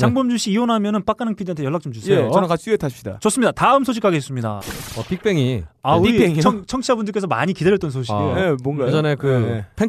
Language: Korean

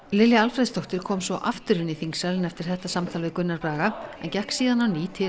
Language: Icelandic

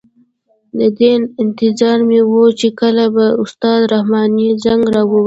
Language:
Pashto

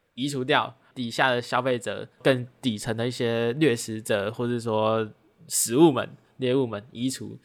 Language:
Chinese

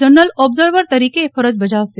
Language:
Gujarati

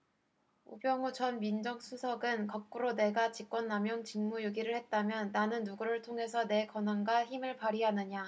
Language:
Korean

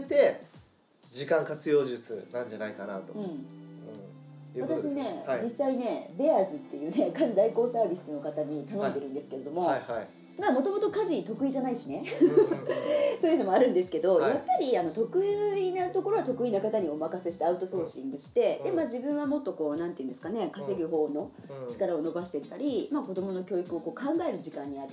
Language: Japanese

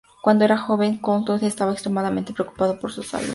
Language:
Spanish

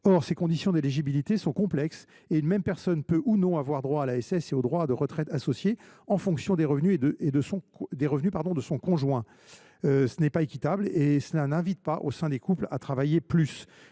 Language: French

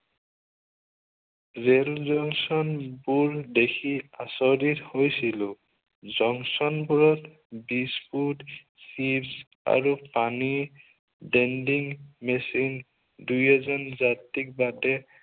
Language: Assamese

